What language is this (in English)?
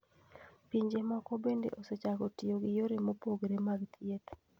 Luo (Kenya and Tanzania)